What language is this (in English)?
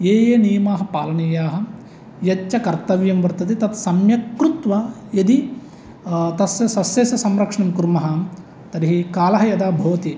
Sanskrit